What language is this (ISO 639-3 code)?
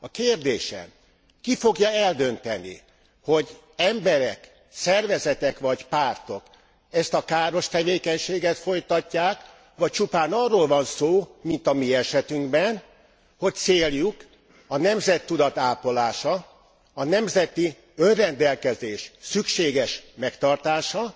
hun